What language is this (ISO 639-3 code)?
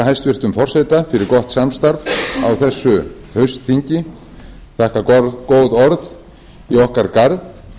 isl